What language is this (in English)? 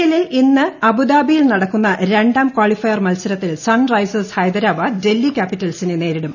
Malayalam